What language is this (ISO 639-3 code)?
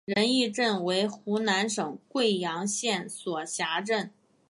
zho